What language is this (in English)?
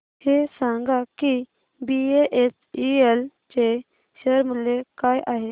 Marathi